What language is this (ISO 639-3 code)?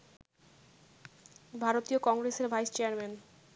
ben